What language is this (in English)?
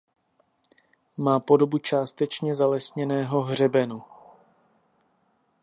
Czech